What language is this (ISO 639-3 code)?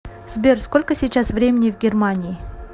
rus